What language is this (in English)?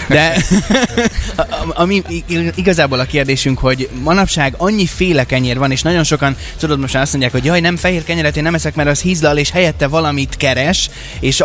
Hungarian